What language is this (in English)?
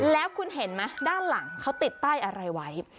Thai